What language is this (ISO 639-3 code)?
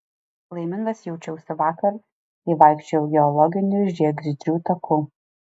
lit